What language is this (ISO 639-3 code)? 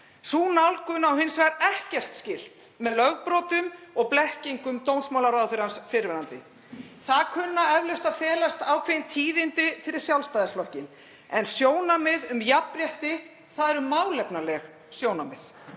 isl